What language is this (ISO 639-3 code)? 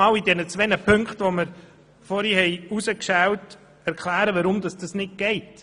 gsw